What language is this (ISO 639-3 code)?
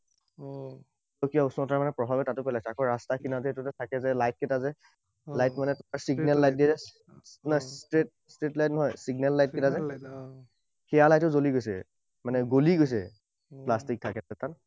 asm